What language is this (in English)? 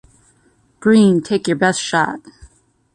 English